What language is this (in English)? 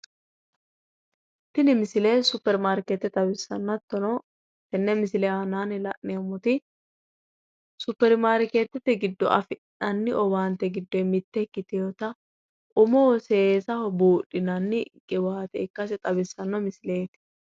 Sidamo